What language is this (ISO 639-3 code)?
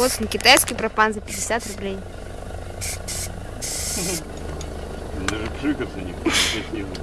rus